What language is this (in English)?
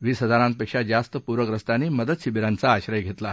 Marathi